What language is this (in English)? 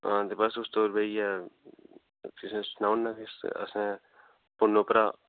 Dogri